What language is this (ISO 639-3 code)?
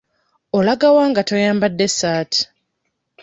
lug